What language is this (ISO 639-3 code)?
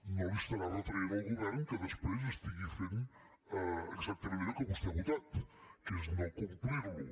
cat